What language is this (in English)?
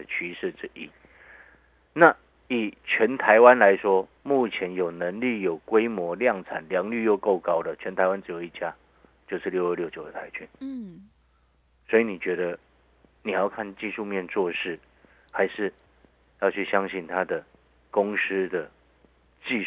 Chinese